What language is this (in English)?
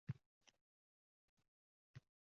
Uzbek